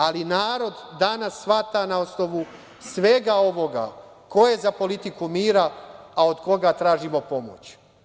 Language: Serbian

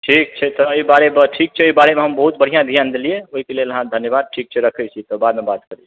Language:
Maithili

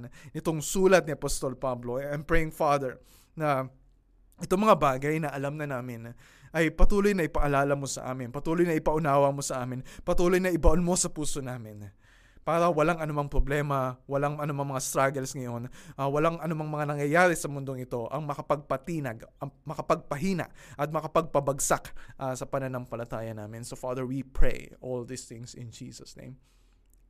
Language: Filipino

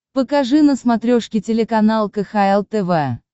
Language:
Russian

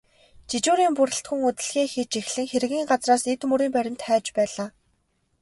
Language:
Mongolian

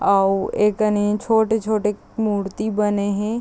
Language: Chhattisgarhi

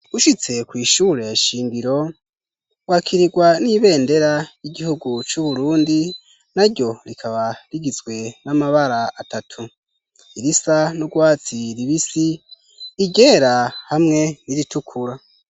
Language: Rundi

